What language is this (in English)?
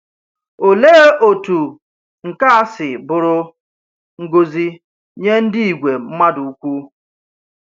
Igbo